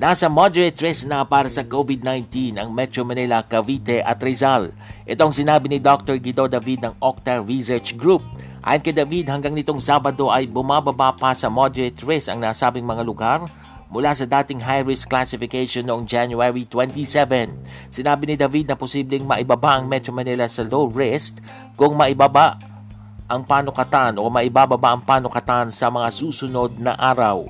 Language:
Filipino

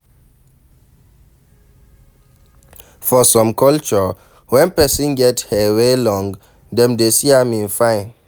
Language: Nigerian Pidgin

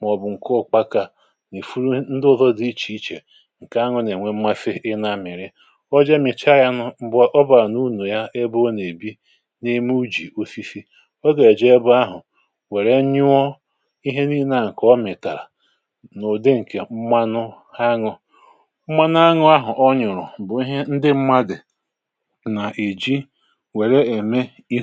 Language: Igbo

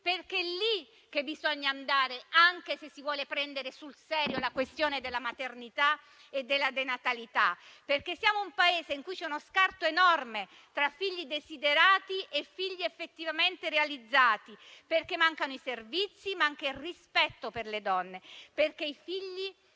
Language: Italian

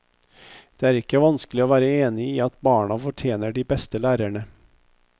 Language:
Norwegian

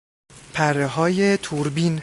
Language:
Persian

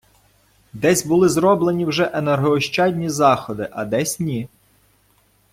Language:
Ukrainian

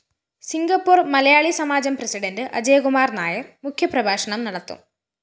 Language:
Malayalam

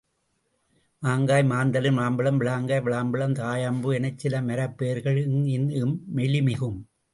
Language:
Tamil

